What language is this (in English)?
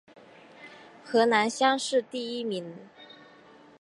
Chinese